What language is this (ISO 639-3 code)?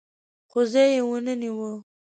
pus